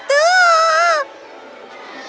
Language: Indonesian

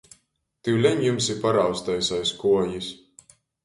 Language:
Latgalian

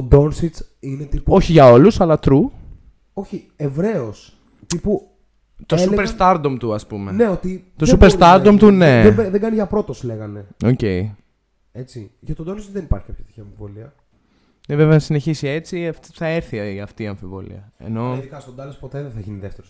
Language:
Greek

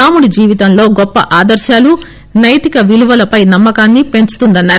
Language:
Telugu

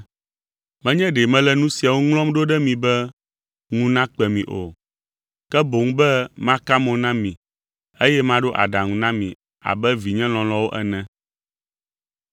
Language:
Ewe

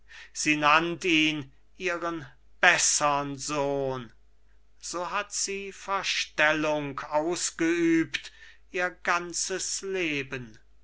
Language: German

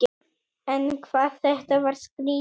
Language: Icelandic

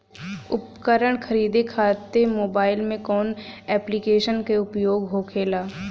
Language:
Bhojpuri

